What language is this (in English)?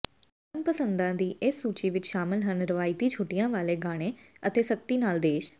Punjabi